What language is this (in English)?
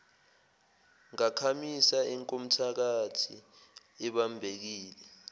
Zulu